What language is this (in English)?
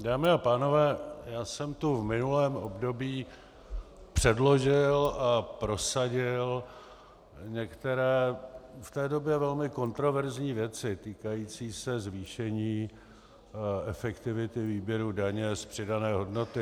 Czech